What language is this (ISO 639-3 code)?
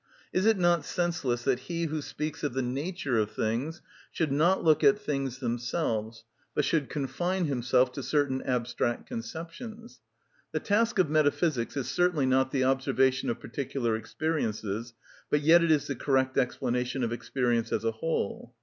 eng